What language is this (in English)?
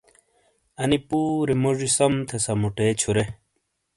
Shina